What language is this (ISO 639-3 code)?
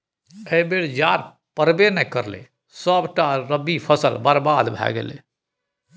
mai